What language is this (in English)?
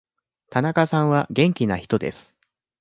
Japanese